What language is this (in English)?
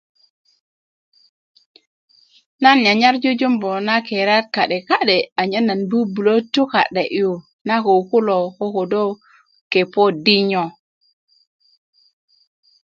Kuku